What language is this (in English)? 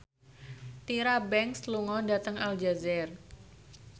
Javanese